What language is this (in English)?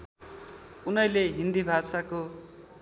Nepali